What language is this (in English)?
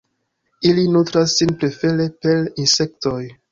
Esperanto